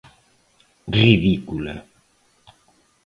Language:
Galician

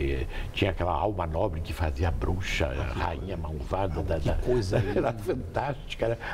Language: Portuguese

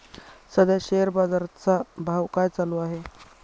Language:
Marathi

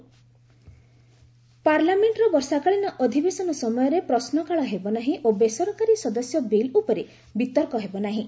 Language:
Odia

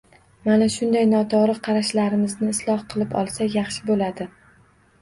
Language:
Uzbek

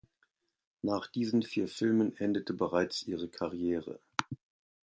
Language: German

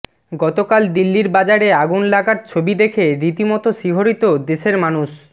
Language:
Bangla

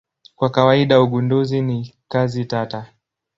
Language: Swahili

